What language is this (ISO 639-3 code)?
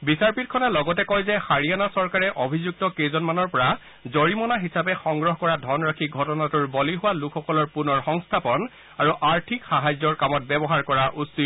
asm